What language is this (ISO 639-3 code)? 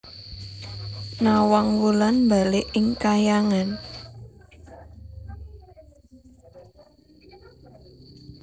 jav